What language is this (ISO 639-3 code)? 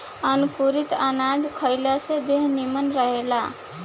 bho